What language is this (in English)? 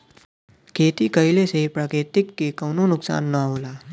Bhojpuri